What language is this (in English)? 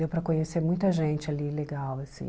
Portuguese